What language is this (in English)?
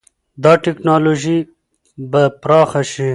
Pashto